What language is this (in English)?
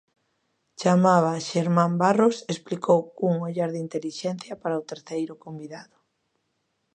Galician